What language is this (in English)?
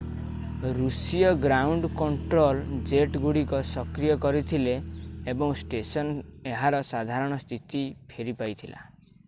Odia